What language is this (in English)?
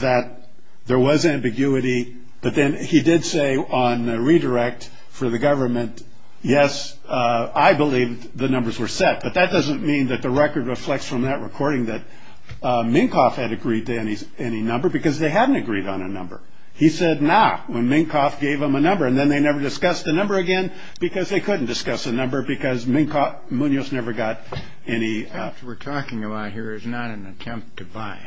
English